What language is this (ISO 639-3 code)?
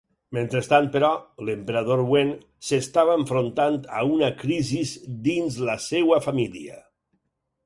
cat